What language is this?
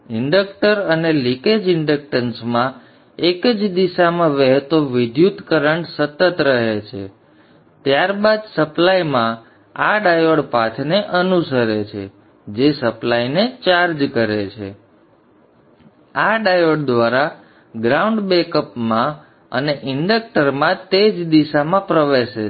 Gujarati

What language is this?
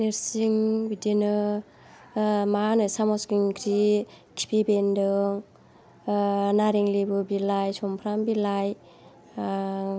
Bodo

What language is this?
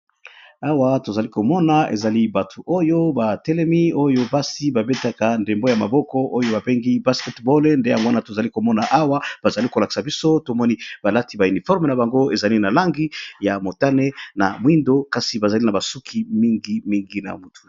Lingala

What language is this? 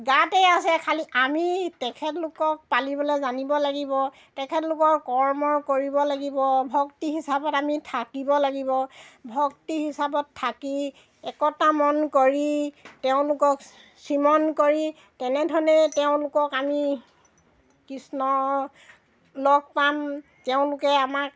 Assamese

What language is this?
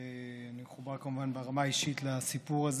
Hebrew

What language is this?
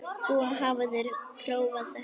Icelandic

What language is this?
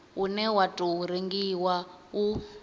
Venda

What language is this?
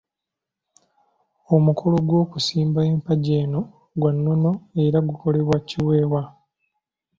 Ganda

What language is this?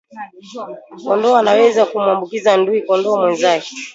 Swahili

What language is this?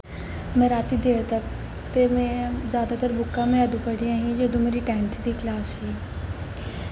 Dogri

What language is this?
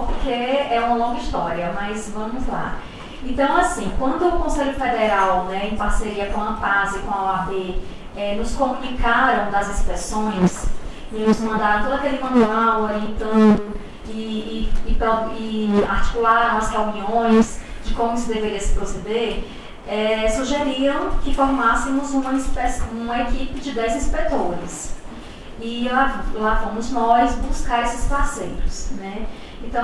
Portuguese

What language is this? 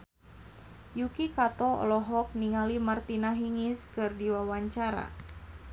Sundanese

